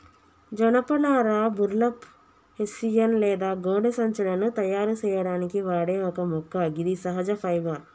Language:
Telugu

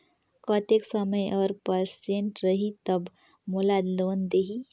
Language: Chhattisgarhi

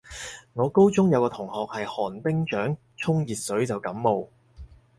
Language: Cantonese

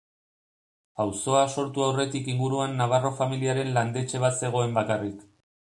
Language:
Basque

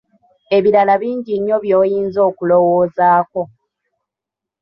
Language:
Ganda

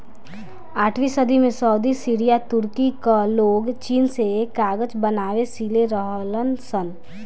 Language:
Bhojpuri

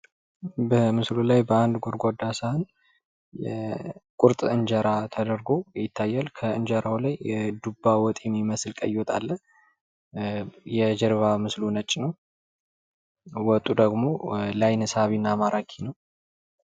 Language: Amharic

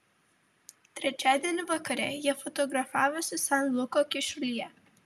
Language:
Lithuanian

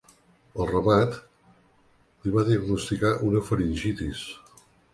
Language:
Catalan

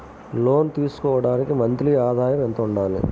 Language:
Telugu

